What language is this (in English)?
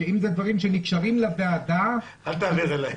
Hebrew